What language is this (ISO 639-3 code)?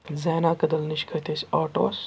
kas